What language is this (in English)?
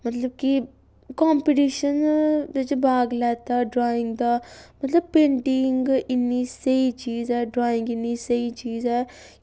Dogri